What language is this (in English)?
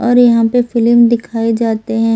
Hindi